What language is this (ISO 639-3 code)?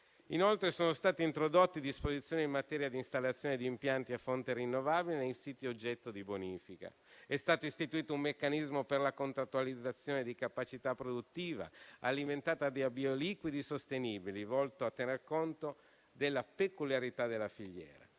ita